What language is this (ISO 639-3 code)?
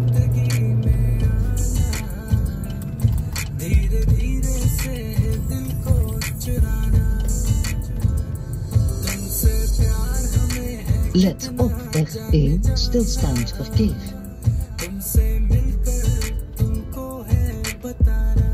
hin